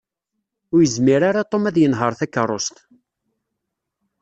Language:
Kabyle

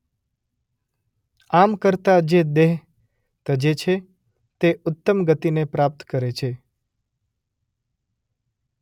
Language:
Gujarati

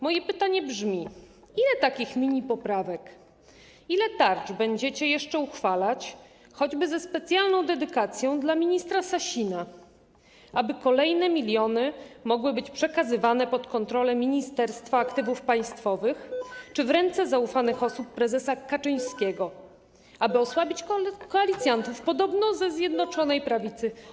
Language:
Polish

